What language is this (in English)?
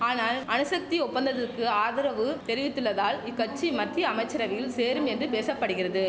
Tamil